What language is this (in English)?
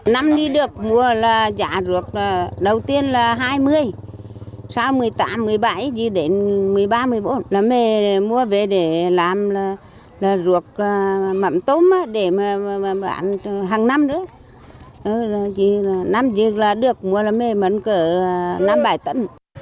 Vietnamese